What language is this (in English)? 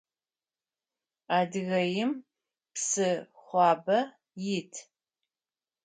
Adyghe